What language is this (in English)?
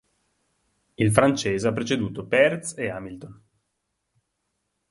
Italian